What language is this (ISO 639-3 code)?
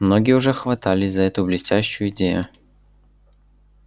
rus